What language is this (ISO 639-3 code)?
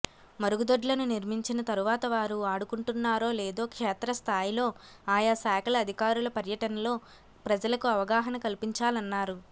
tel